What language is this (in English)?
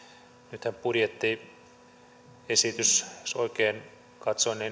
Finnish